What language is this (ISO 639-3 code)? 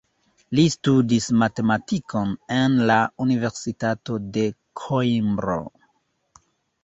epo